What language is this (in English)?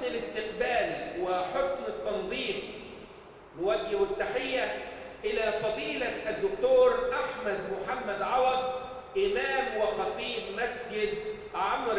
Arabic